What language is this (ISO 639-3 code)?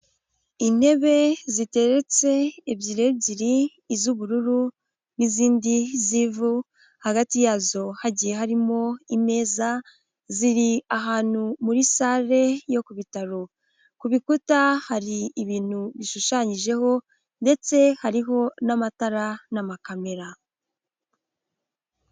kin